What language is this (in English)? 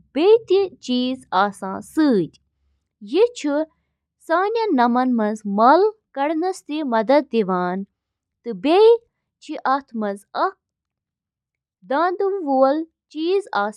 Kashmiri